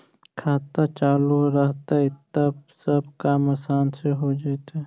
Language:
Magahi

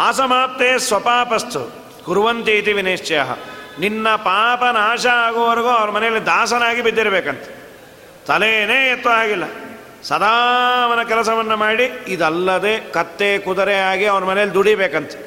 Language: Kannada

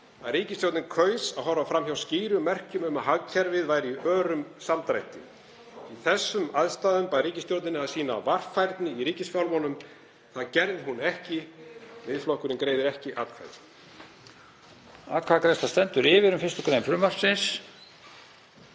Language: Icelandic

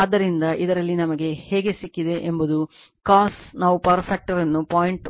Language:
Kannada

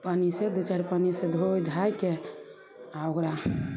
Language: Maithili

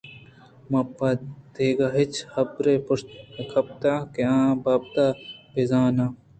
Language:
Eastern Balochi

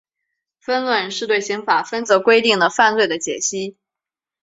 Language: Chinese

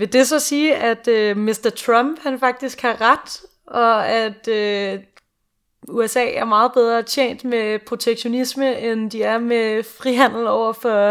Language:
Danish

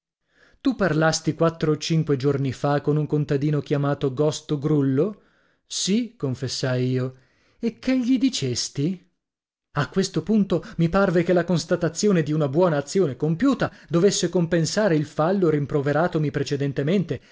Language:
Italian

